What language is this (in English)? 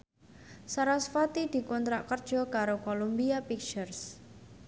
Javanese